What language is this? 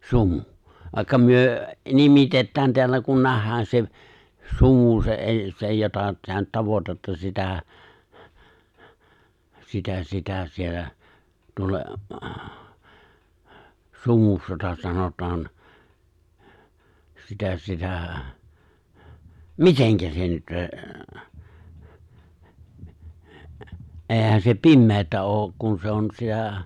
Finnish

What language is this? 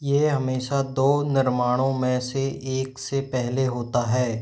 Hindi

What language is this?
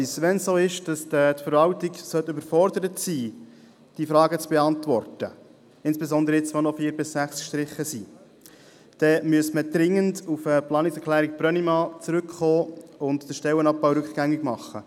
Swiss German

